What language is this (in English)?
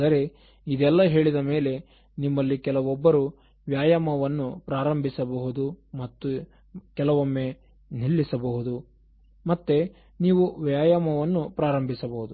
Kannada